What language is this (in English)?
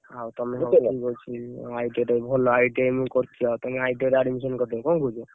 Odia